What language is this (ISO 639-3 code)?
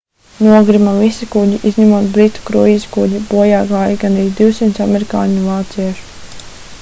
lav